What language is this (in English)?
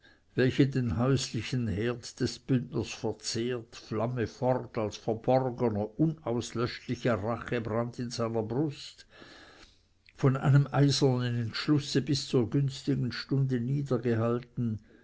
German